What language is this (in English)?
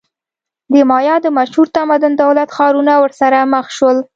Pashto